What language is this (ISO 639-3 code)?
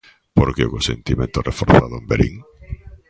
glg